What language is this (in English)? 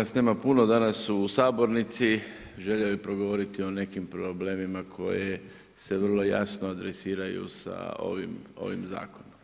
Croatian